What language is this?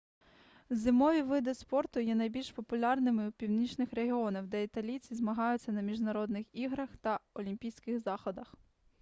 Ukrainian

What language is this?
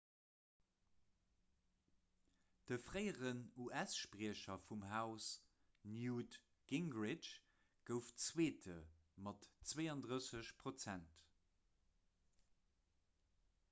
Luxembourgish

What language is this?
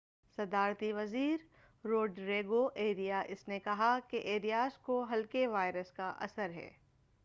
Urdu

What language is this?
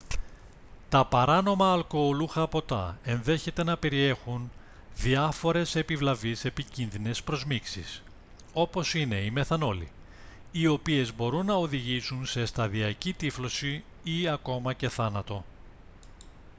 Greek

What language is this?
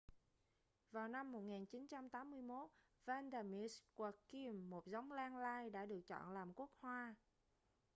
Vietnamese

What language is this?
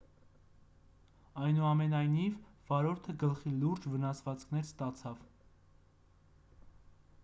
Armenian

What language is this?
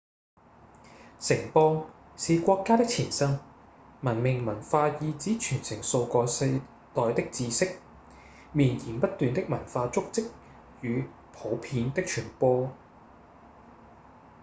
Cantonese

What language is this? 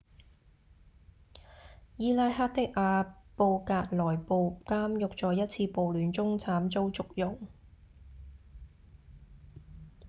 Cantonese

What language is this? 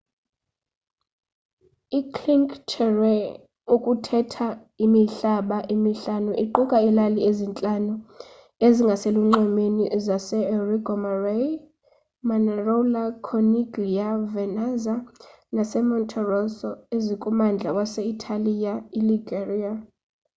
Xhosa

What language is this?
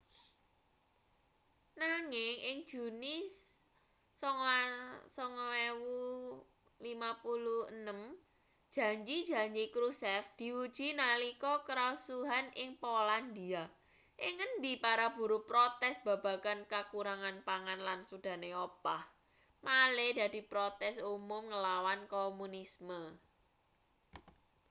Javanese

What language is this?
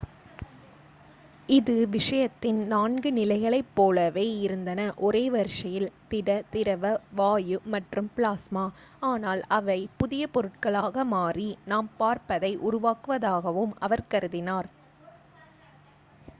Tamil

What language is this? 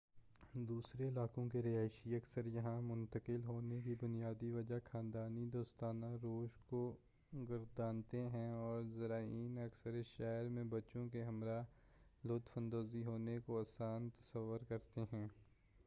Urdu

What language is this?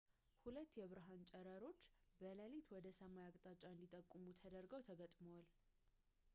Amharic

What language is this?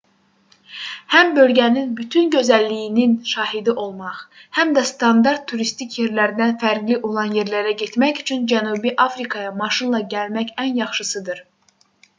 Azerbaijani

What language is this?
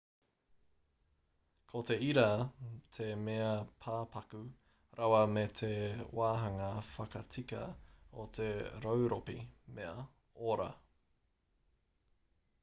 Māori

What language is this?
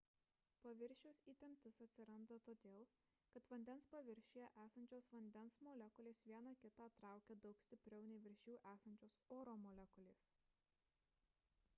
Lithuanian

